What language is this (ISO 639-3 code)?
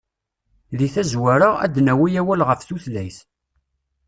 kab